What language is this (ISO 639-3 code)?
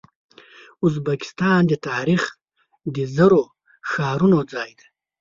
pus